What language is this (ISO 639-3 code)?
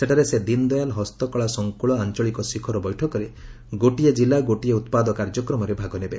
ori